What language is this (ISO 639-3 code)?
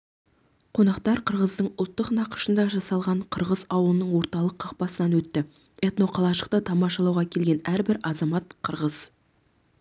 kaz